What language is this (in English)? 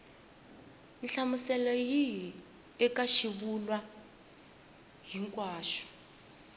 Tsonga